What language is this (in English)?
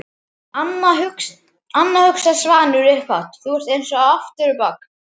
Icelandic